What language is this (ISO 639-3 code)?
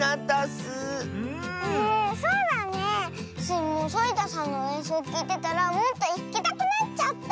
jpn